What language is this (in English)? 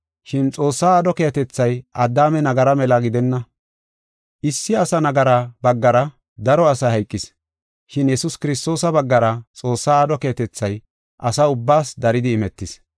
Gofa